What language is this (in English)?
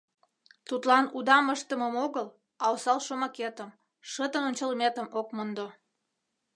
Mari